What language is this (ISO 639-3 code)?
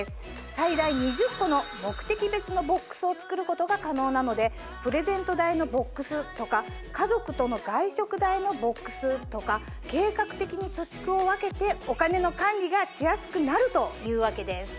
jpn